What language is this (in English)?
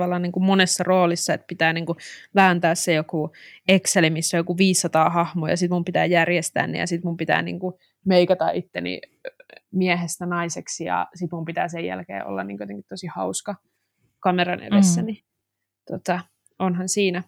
Finnish